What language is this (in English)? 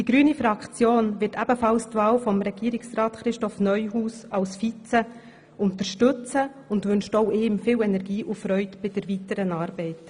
Swiss German